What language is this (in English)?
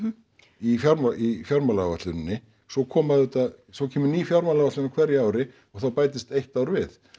Icelandic